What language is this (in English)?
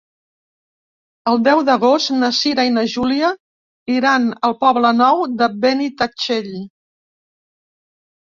Catalan